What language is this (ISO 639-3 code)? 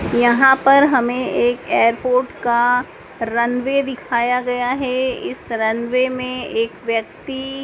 hin